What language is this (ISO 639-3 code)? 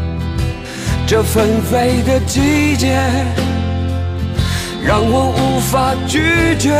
zho